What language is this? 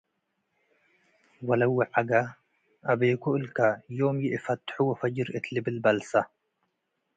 Tigre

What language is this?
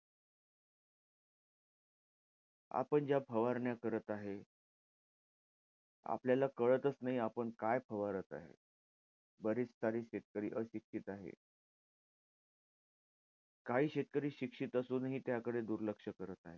Marathi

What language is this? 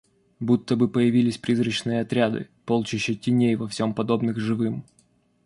Russian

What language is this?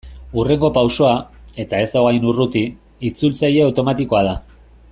Basque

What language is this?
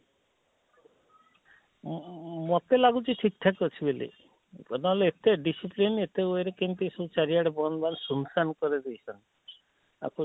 Odia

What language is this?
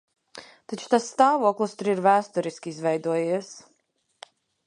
Latvian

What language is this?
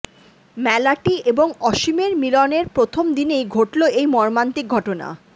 Bangla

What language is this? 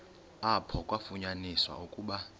Xhosa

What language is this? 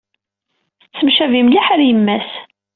Kabyle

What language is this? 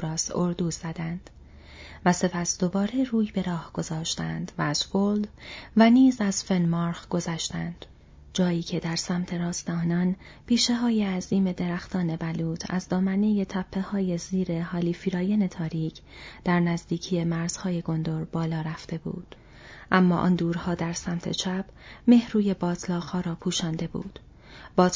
Persian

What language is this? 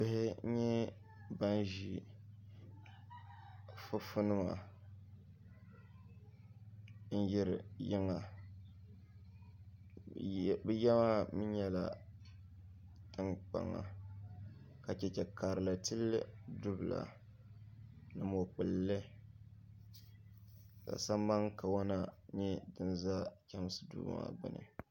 Dagbani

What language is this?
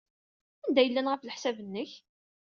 Kabyle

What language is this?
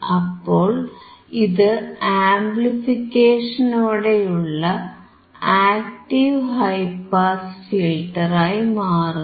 Malayalam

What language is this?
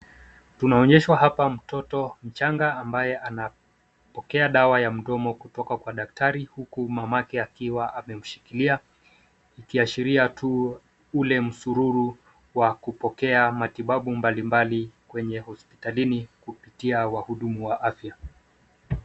Swahili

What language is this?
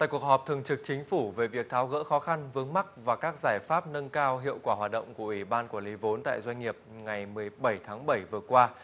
Vietnamese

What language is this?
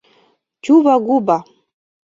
Mari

